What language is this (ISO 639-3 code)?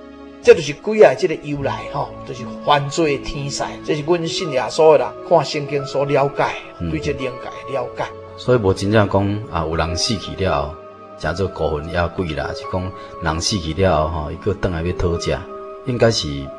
zho